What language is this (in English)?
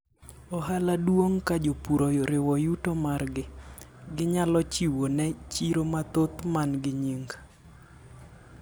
Luo (Kenya and Tanzania)